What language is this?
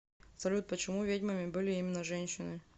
Russian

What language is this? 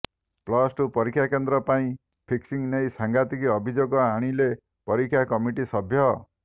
Odia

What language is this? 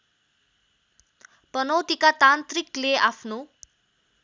Nepali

